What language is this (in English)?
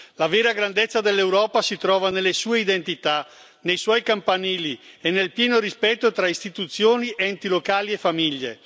Italian